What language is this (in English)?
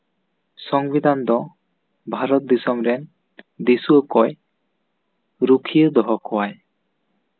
Santali